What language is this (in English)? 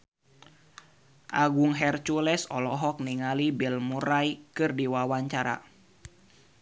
Sundanese